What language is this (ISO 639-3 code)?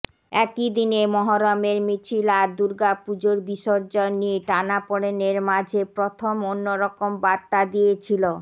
ben